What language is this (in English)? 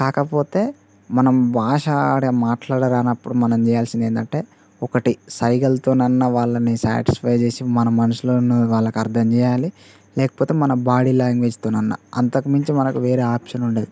Telugu